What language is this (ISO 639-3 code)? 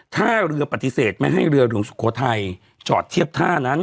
tha